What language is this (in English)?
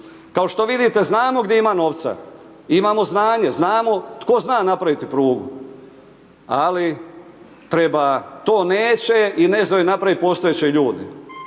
Croatian